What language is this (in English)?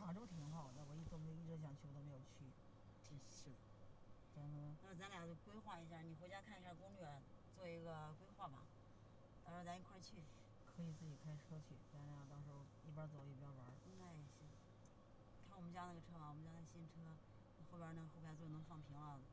Chinese